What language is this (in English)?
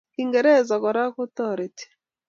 Kalenjin